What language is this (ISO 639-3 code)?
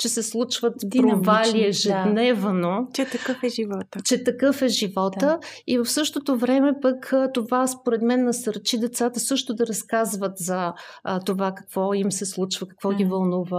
bul